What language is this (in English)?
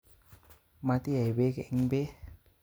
Kalenjin